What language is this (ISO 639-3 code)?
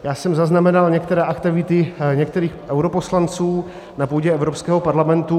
ces